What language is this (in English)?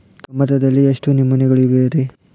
Kannada